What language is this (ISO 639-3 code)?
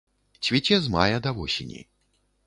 bel